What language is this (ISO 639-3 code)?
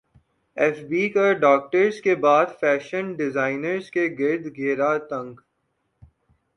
urd